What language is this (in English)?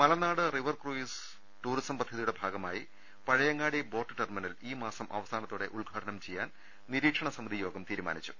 Malayalam